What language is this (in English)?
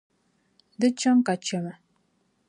Dagbani